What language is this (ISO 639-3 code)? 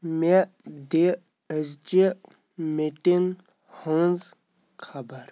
kas